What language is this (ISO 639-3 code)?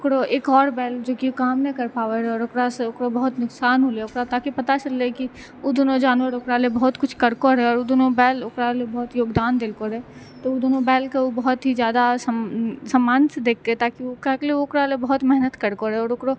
mai